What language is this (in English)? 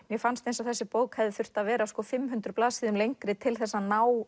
Icelandic